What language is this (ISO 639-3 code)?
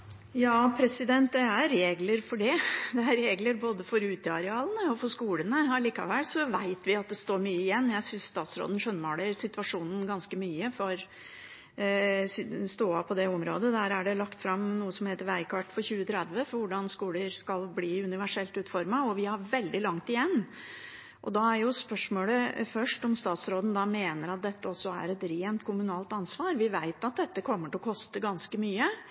nob